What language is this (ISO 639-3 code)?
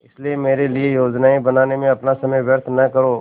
hin